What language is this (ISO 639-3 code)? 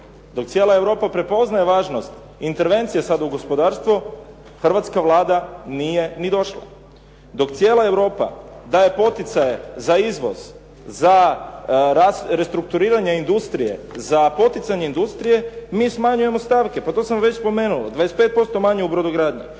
hrv